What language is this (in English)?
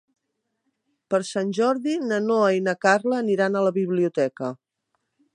Catalan